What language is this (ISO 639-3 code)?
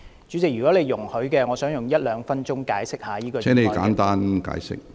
yue